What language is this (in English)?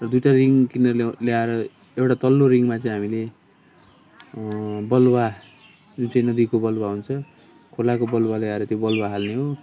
Nepali